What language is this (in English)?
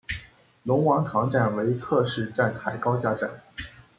Chinese